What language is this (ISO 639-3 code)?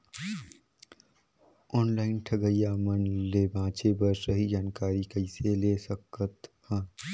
hne